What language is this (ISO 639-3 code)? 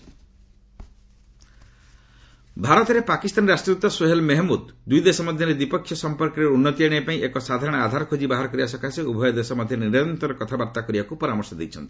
ori